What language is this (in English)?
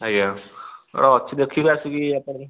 Odia